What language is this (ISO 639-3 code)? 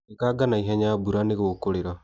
kik